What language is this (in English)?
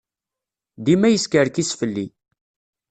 Kabyle